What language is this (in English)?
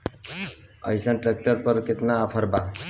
Bhojpuri